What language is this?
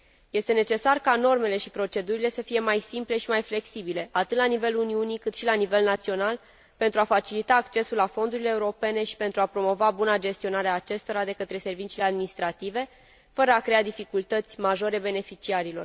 Romanian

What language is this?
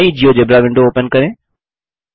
Hindi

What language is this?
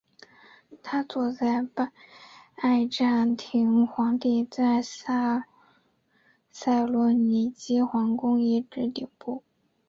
Chinese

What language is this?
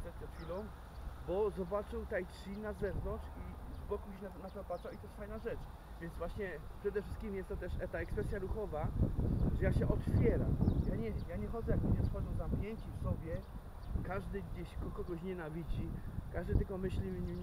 Polish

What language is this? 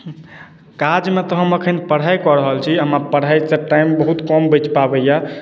Maithili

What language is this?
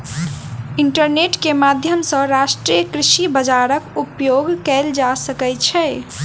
Maithili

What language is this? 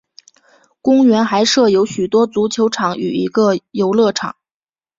Chinese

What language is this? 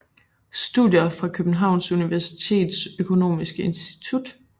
Danish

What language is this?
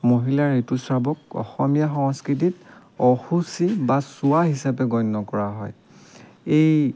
Assamese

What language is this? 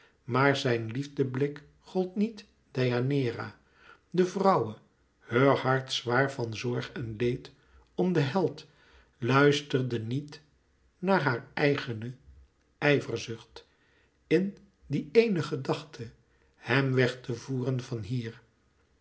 Dutch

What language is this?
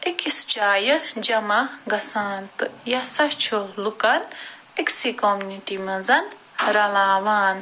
Kashmiri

